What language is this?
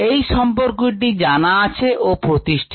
Bangla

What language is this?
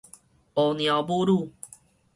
Min Nan Chinese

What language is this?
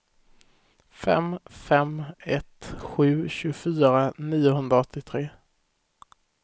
Swedish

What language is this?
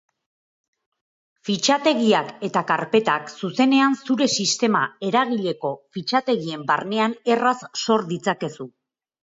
Basque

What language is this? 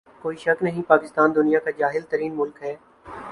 Urdu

